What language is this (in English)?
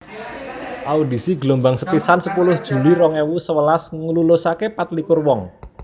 Javanese